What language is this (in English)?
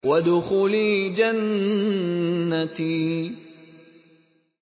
Arabic